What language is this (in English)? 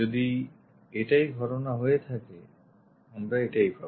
Bangla